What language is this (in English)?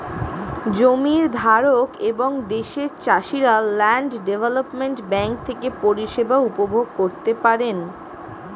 Bangla